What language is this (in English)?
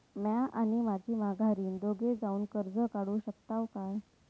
Marathi